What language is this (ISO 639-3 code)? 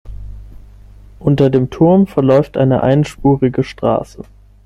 deu